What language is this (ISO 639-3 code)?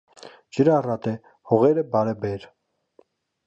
hye